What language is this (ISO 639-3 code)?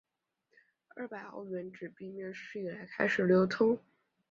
zho